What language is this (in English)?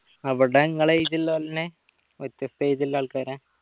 Malayalam